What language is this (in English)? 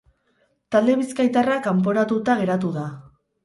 Basque